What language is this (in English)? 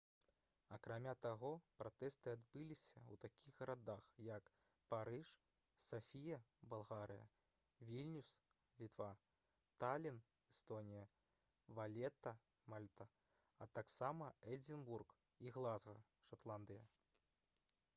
Belarusian